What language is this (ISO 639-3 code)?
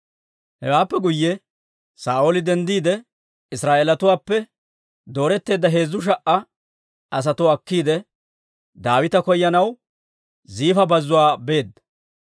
dwr